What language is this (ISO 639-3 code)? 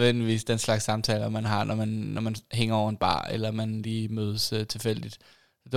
dan